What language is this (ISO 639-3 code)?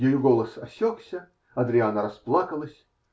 rus